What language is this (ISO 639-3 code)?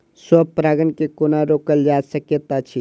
mai